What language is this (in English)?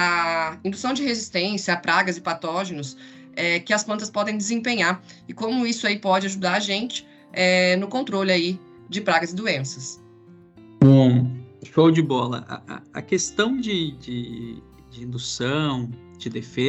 Portuguese